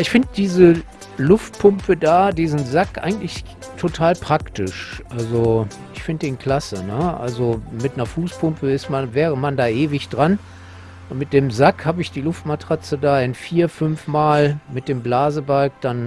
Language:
German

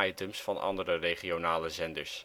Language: Dutch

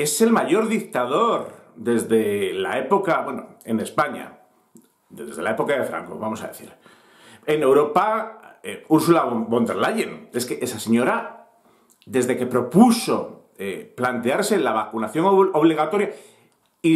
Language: Spanish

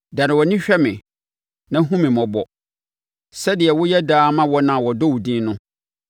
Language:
Akan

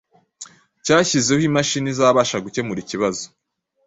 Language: Kinyarwanda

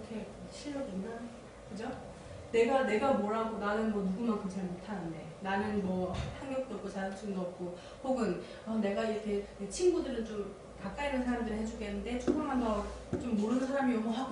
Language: Korean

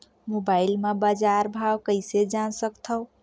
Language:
Chhattisgarhi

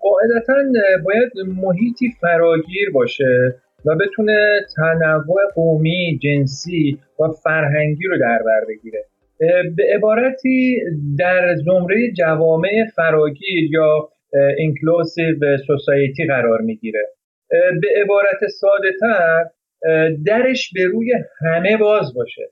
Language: Persian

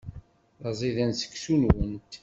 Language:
Kabyle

